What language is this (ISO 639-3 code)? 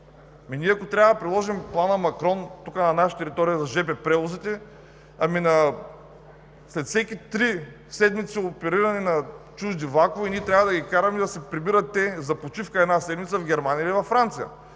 bul